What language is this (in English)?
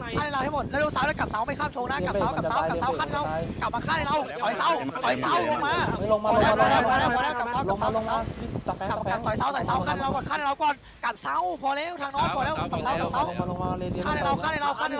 Thai